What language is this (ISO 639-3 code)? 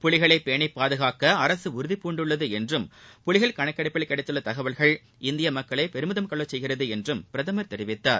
tam